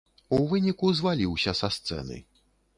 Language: Belarusian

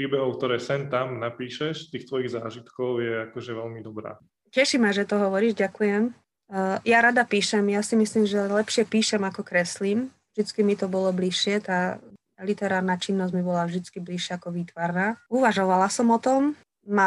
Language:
Slovak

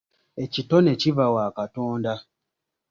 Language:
Ganda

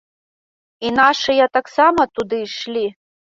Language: Belarusian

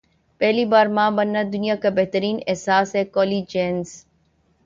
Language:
Urdu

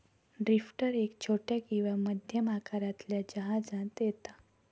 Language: Marathi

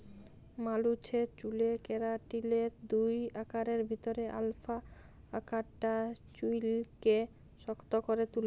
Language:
Bangla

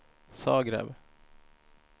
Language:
Swedish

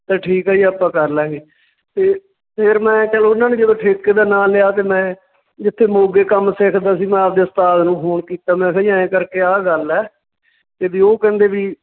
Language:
Punjabi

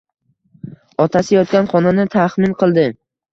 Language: Uzbek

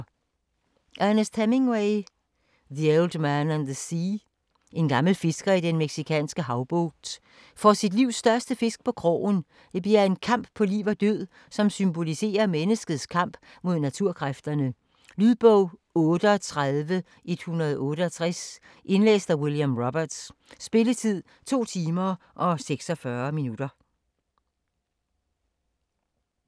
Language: Danish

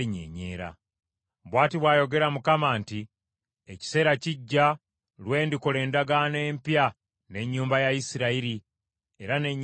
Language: Ganda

